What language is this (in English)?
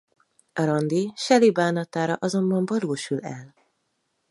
Hungarian